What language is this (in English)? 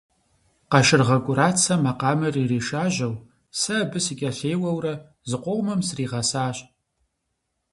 Kabardian